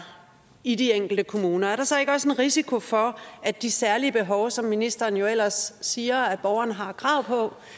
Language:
Danish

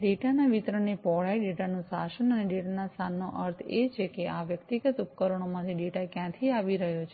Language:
Gujarati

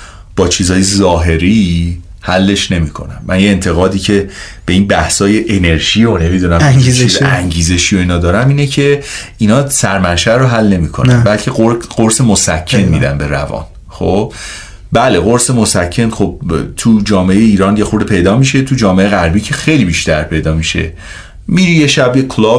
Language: Persian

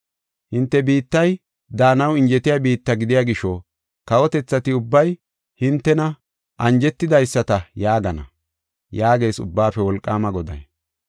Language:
Gofa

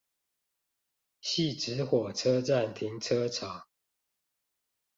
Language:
Chinese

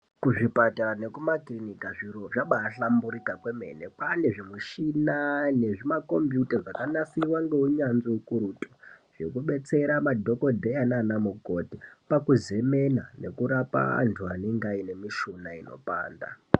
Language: Ndau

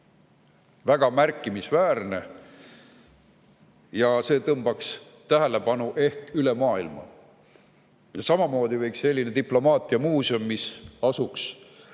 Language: Estonian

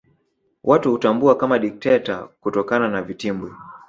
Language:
Swahili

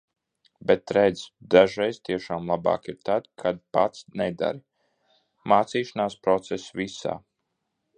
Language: Latvian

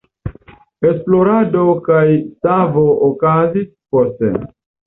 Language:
Esperanto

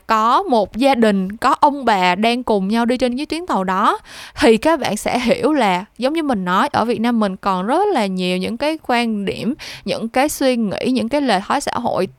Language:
Vietnamese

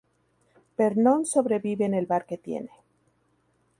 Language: Spanish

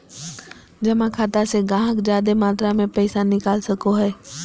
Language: Magahi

